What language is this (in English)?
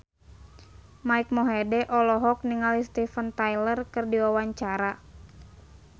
Sundanese